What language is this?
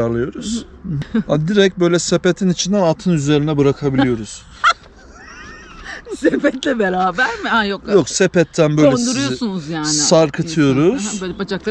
Turkish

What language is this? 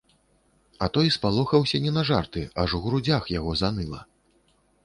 Belarusian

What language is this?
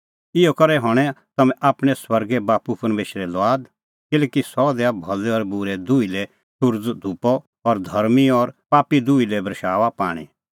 Kullu Pahari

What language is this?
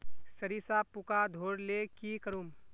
Magahi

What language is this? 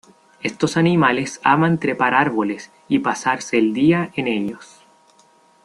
Spanish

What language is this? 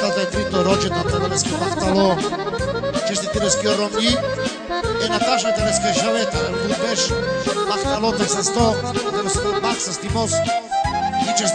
Romanian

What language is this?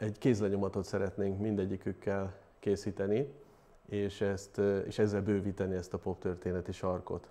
Hungarian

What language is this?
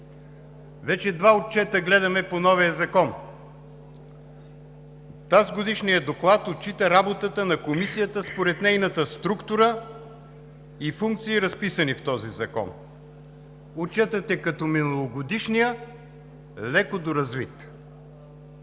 Bulgarian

